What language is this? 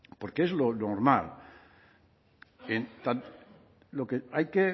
Spanish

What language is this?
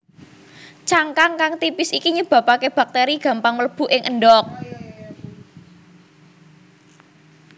Javanese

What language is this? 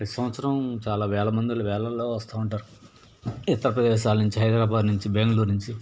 Telugu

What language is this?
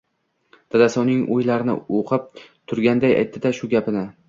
Uzbek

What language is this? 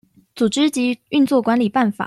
Chinese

